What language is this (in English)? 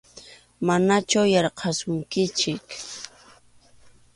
Arequipa-La Unión Quechua